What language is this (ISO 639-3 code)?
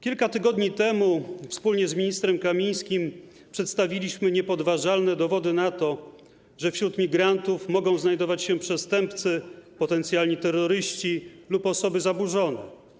pol